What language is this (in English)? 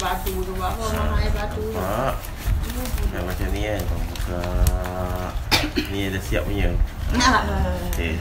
Malay